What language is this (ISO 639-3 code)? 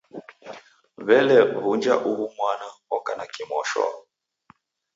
dav